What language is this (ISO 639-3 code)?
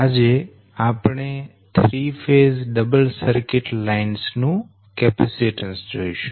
guj